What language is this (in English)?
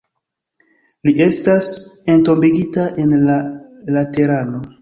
Esperanto